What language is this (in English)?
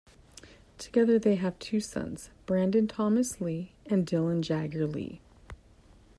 English